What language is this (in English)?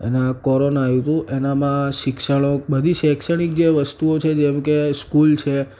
Gujarati